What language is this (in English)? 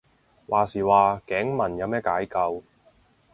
Cantonese